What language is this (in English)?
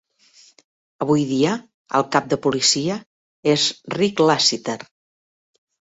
Catalan